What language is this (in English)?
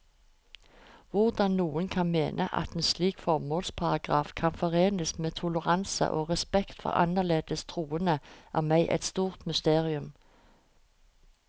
Norwegian